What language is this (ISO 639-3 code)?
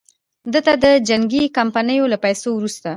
pus